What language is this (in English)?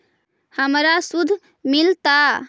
Magahi